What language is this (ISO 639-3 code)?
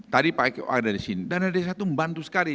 ind